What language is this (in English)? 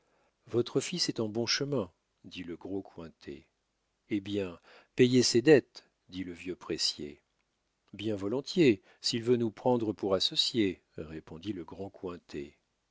French